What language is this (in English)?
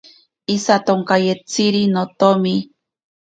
Ashéninka Perené